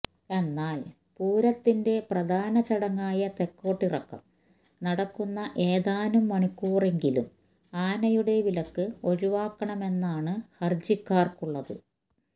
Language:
Malayalam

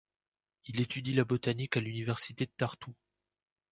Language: French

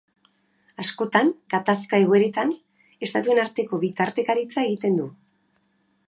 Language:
Basque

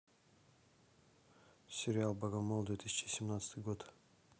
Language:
Russian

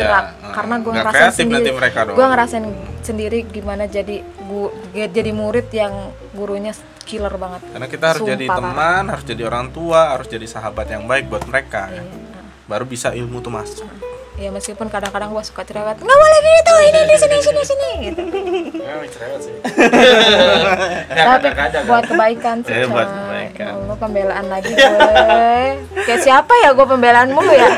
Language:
Indonesian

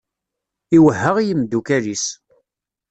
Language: Kabyle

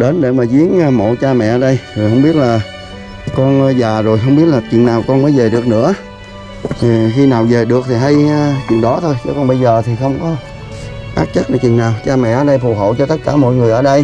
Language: Vietnamese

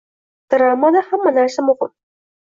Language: Uzbek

